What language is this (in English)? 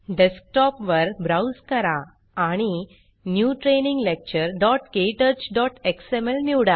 Marathi